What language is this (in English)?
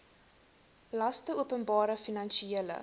Afrikaans